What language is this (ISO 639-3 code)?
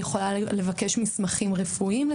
heb